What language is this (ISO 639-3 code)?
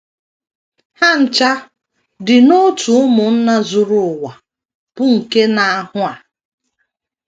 ibo